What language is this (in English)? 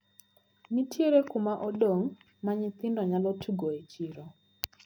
Luo (Kenya and Tanzania)